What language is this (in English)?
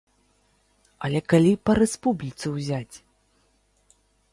Belarusian